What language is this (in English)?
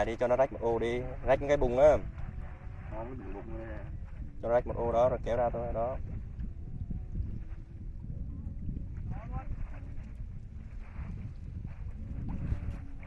Vietnamese